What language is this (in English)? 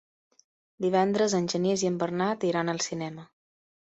Catalan